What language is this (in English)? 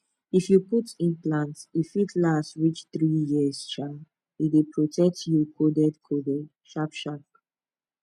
Nigerian Pidgin